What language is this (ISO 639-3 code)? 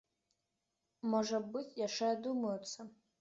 bel